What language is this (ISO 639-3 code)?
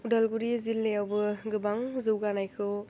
brx